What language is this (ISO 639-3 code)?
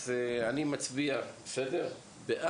heb